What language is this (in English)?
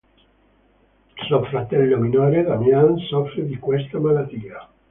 Italian